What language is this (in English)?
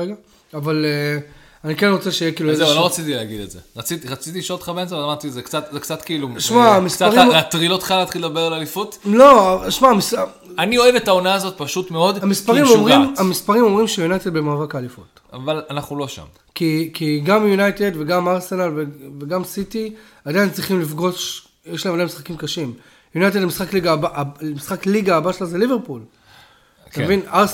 Hebrew